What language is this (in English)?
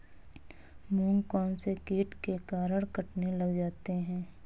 Hindi